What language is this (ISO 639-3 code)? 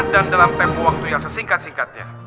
ind